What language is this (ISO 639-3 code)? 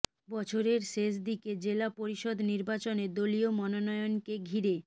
ben